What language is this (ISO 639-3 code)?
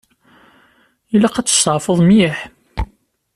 kab